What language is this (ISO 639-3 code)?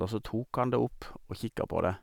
nor